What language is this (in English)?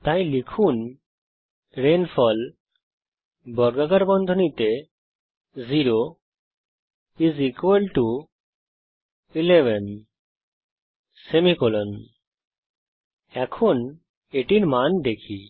Bangla